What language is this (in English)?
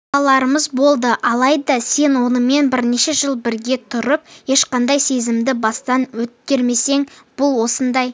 Kazakh